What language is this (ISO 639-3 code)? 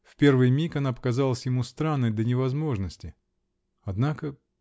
rus